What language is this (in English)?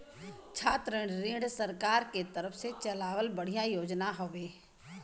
Bhojpuri